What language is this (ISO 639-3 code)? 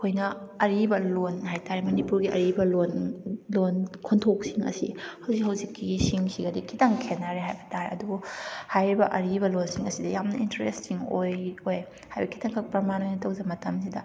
mni